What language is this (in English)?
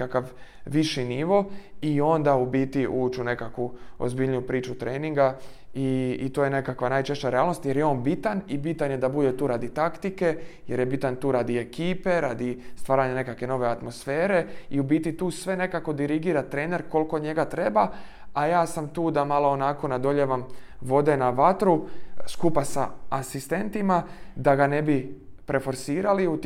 Croatian